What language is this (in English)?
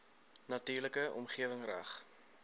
Afrikaans